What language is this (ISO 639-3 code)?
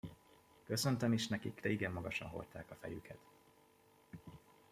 hun